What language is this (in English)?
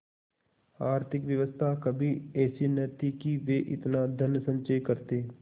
Hindi